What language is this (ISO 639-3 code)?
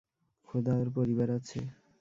ben